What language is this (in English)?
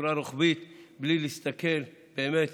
Hebrew